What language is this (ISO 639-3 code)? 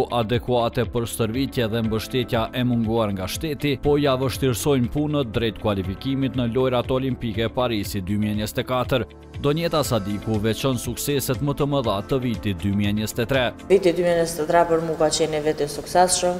ron